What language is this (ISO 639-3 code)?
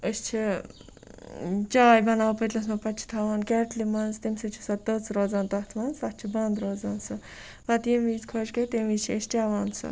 kas